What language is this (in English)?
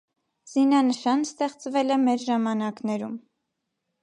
Armenian